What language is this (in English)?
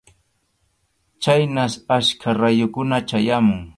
Arequipa-La Unión Quechua